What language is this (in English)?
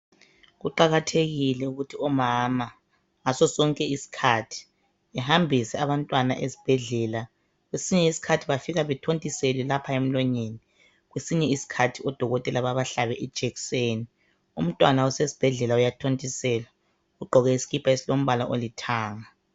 North Ndebele